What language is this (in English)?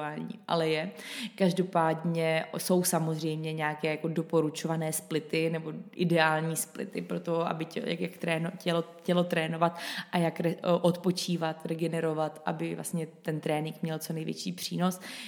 Czech